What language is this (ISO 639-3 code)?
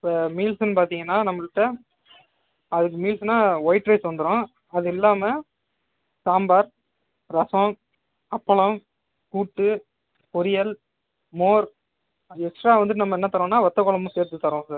tam